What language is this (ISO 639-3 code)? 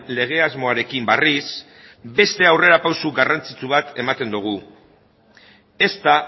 eus